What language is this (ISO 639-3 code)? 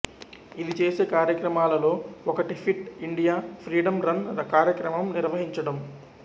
tel